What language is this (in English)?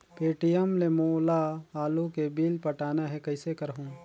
Chhattisgarhi